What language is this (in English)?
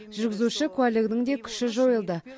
Kazakh